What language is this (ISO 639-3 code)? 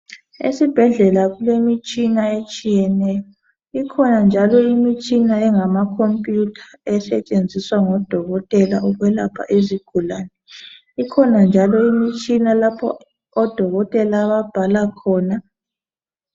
nde